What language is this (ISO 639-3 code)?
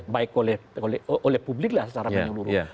ind